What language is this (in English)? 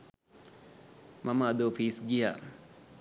Sinhala